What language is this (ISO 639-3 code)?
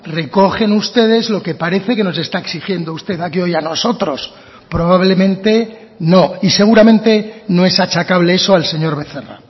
spa